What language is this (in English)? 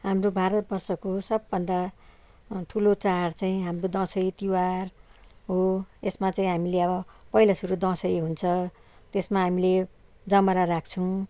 Nepali